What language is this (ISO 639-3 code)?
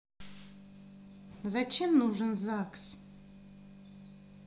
rus